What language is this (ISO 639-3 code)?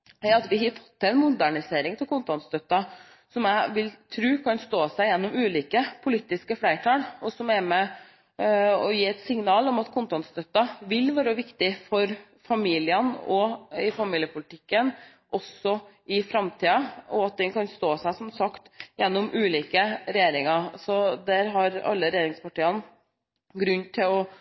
nob